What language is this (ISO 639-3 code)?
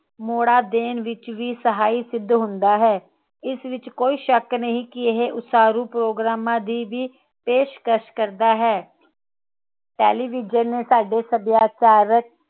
pan